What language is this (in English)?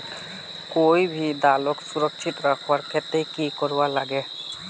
Magahi